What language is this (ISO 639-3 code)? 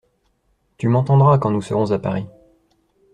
fra